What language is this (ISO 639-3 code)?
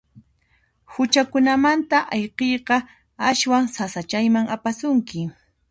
qxp